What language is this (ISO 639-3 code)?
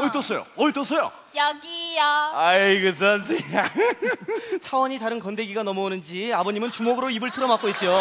kor